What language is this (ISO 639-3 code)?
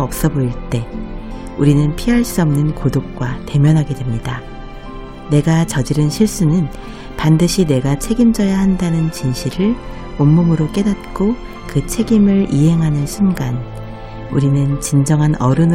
kor